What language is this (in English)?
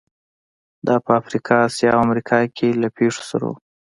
Pashto